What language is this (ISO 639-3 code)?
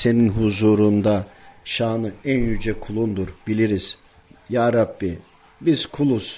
tur